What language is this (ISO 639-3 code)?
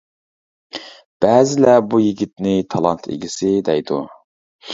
uig